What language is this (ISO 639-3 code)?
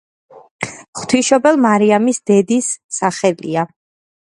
kat